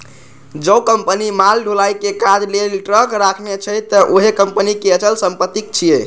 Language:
Maithili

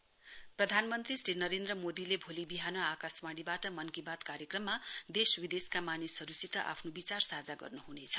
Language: Nepali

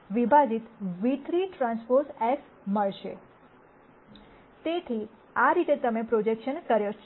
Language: Gujarati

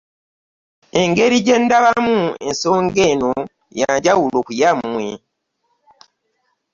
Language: Ganda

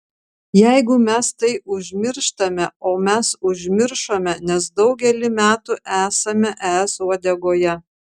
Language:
Lithuanian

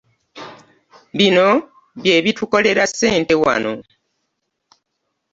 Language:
Ganda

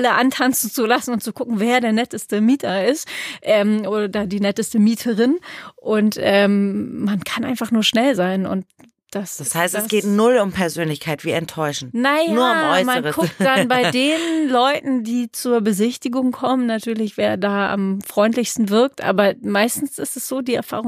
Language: German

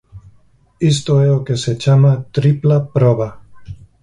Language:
Galician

